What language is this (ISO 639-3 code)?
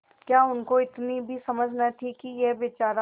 hin